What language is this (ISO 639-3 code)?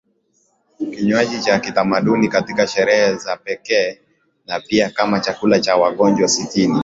swa